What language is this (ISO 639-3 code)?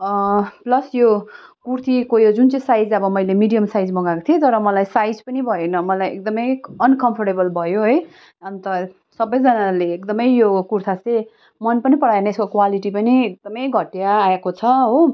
nep